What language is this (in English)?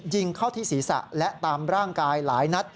Thai